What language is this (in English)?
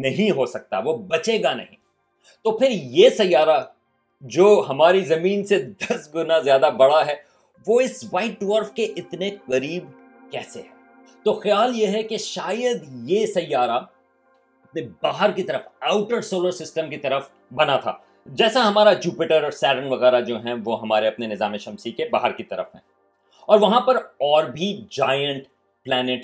Urdu